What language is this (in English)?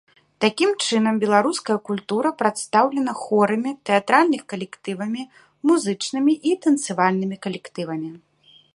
Belarusian